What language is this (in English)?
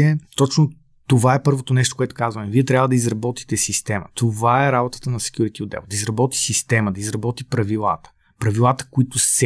Bulgarian